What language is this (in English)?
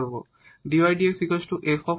Bangla